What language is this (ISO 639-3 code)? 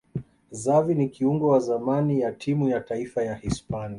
swa